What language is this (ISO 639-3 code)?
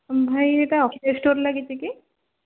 ori